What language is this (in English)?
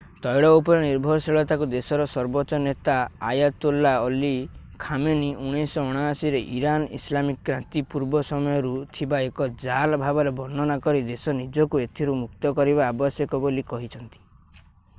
Odia